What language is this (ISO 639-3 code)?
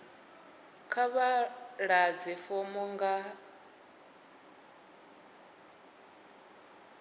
ven